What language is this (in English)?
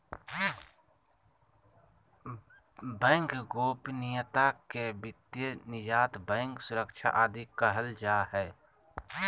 Magahi